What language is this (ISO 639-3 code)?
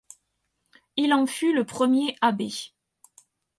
fra